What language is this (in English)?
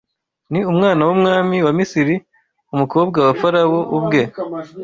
Kinyarwanda